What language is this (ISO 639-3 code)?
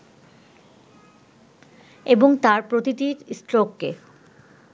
ben